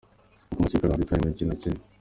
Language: Kinyarwanda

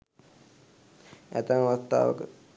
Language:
Sinhala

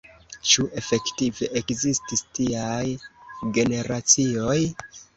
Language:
Esperanto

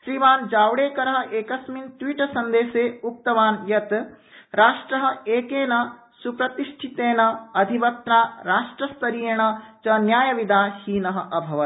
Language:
Sanskrit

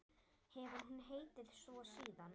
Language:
Icelandic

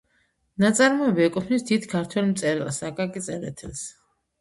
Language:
Georgian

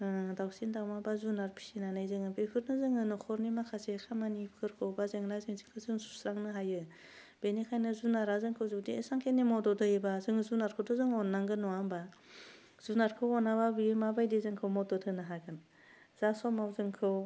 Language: Bodo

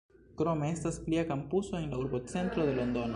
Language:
Esperanto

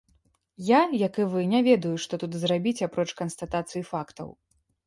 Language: Belarusian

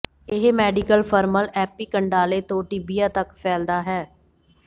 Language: Punjabi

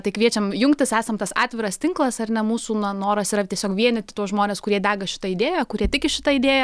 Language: Lithuanian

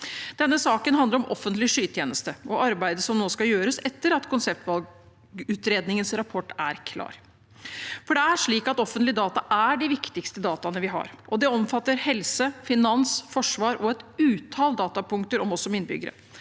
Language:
Norwegian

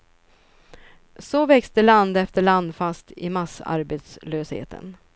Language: Swedish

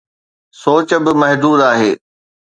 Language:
Sindhi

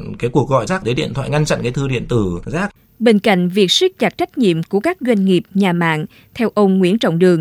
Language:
Vietnamese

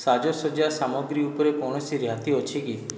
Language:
Odia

